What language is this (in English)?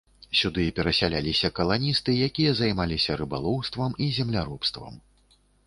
Belarusian